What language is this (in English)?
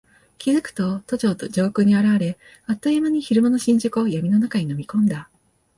Japanese